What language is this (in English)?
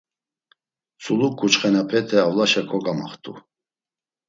Laz